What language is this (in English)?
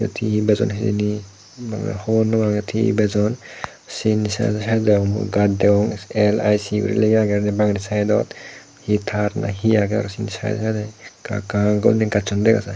Chakma